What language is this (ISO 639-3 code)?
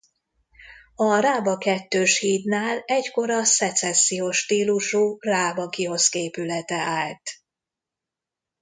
hun